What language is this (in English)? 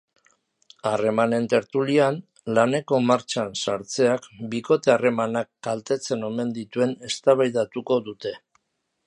Basque